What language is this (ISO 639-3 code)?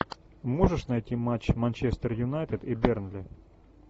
rus